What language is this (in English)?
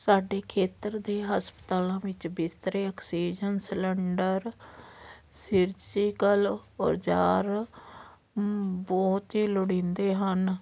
Punjabi